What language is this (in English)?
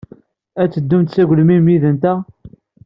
Kabyle